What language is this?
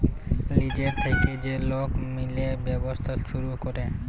Bangla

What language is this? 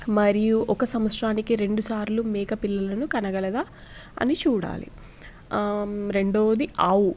Telugu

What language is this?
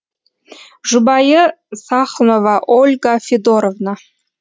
Kazakh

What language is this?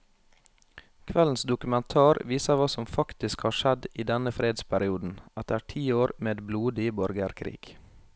Norwegian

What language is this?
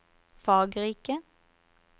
Norwegian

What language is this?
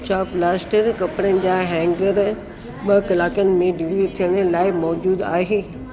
Sindhi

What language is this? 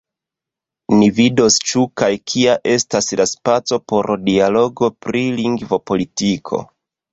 Esperanto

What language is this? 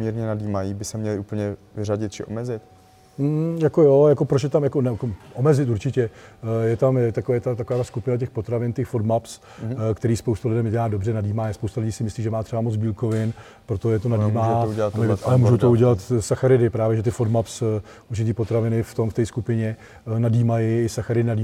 Czech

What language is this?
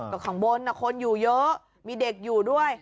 Thai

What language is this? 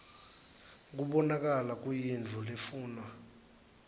Swati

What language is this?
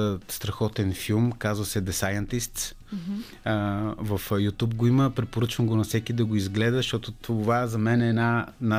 Bulgarian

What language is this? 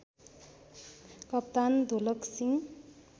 Nepali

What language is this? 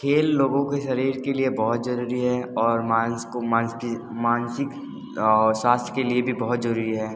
Hindi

